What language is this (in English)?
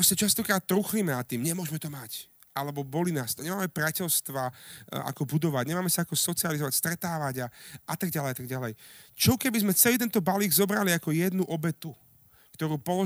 Slovak